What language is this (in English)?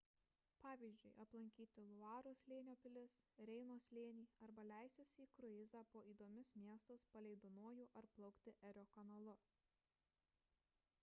Lithuanian